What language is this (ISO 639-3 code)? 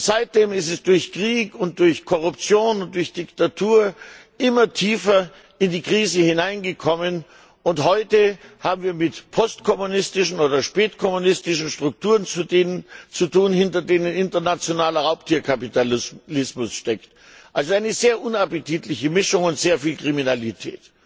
deu